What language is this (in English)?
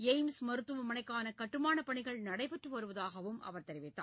Tamil